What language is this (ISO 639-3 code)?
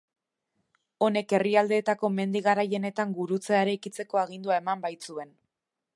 eus